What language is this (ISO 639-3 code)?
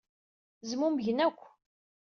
kab